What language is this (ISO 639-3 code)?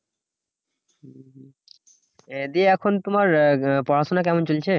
ben